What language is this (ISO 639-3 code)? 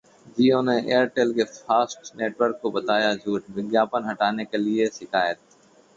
hin